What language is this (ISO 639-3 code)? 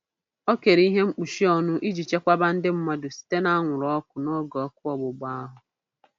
ibo